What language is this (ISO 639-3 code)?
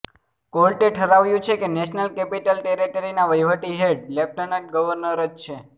guj